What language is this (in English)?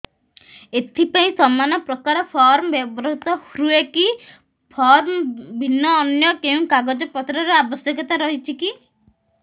Odia